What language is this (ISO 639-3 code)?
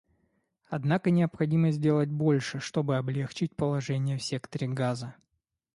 rus